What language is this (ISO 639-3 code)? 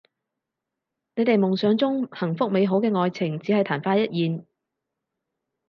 yue